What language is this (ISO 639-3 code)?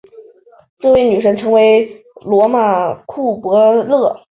zho